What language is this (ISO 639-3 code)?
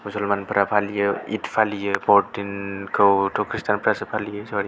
brx